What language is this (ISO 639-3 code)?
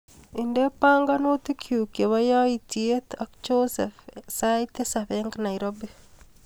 kln